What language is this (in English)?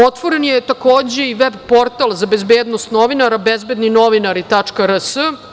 Serbian